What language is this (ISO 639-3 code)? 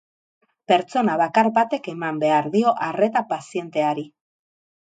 eus